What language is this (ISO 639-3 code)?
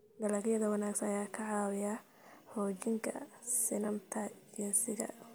som